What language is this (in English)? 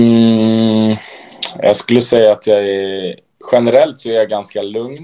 Swedish